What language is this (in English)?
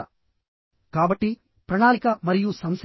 Telugu